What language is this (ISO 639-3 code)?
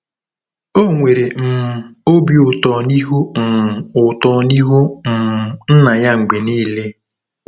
ibo